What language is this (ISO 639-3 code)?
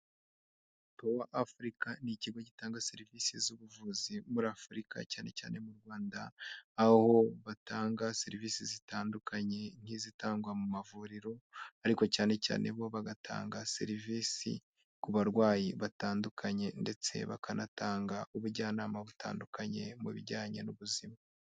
kin